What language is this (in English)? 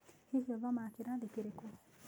Kikuyu